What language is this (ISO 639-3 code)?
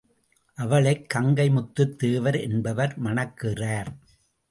tam